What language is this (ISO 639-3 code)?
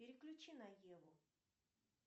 rus